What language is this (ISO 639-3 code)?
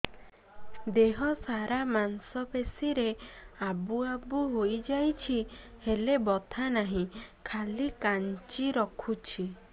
ori